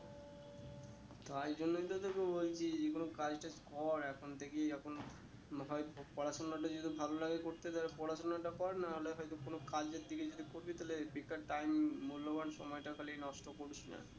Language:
Bangla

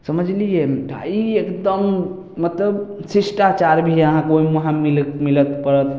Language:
Maithili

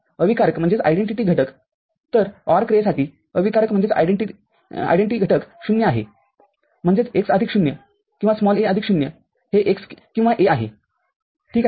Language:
Marathi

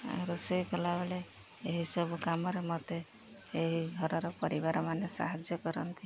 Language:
Odia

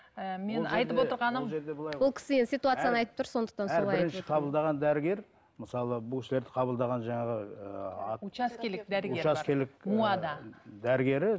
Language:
Kazakh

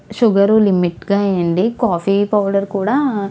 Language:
Telugu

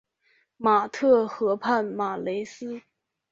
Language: Chinese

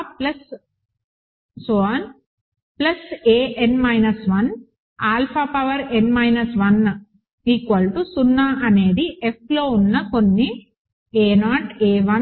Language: Telugu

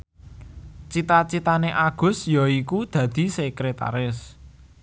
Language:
Javanese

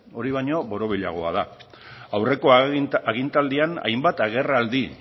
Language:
Basque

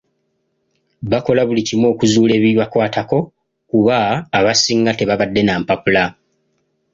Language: Ganda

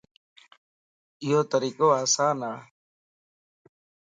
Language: Lasi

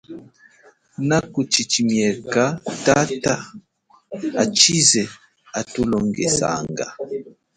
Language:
Chokwe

